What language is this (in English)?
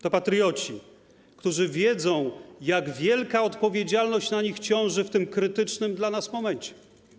Polish